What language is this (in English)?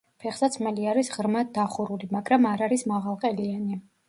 Georgian